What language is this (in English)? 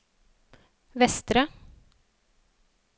Norwegian